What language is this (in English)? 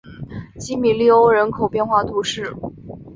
Chinese